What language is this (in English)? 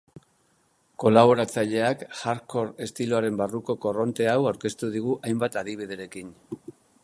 Basque